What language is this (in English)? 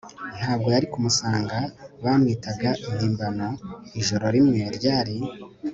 Kinyarwanda